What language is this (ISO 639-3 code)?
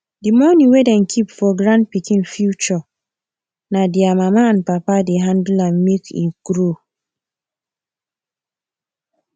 pcm